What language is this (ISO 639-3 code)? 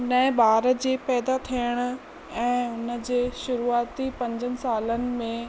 snd